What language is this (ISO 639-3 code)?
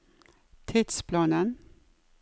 nor